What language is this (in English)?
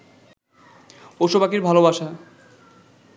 Bangla